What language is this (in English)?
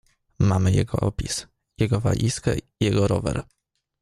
Polish